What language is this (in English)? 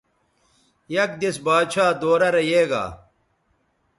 Bateri